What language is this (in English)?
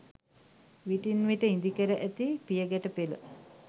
Sinhala